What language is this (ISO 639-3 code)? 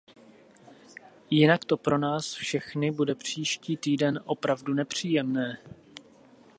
ces